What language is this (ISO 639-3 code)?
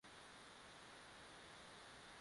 swa